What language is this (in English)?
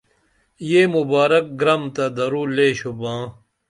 Dameli